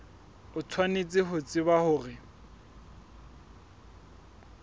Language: Southern Sotho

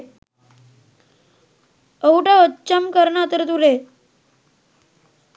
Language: Sinhala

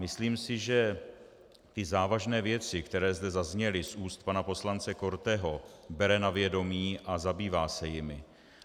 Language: Czech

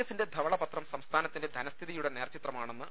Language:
Malayalam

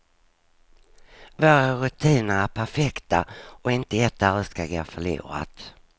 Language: Swedish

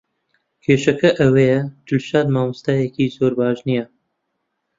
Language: Central Kurdish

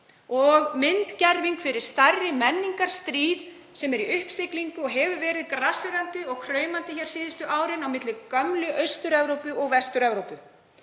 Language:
Icelandic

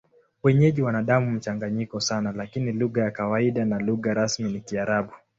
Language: Swahili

